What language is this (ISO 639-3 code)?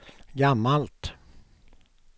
swe